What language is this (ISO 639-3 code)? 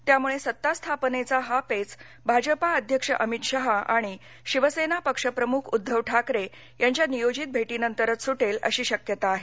mar